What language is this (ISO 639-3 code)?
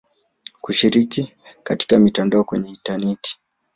swa